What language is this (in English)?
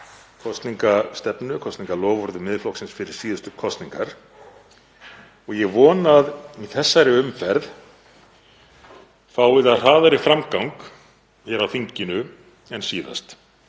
Icelandic